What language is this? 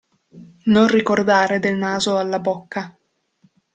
Italian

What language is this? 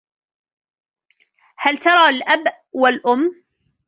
Arabic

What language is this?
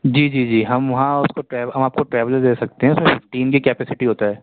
Urdu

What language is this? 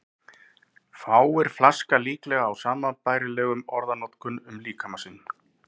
Icelandic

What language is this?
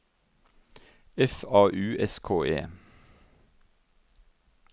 Norwegian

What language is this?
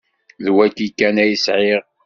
Kabyle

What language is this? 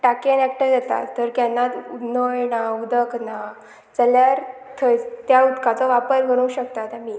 Konkani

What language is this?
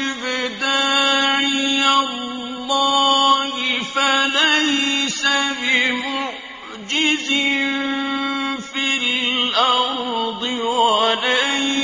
Arabic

